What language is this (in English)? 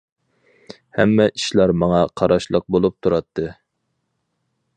Uyghur